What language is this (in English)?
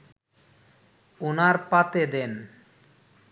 Bangla